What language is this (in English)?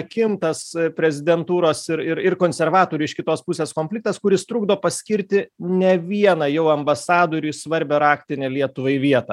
Lithuanian